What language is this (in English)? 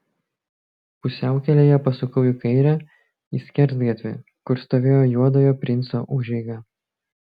Lithuanian